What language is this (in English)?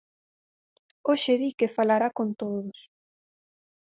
Galician